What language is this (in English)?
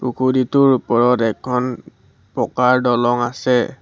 Assamese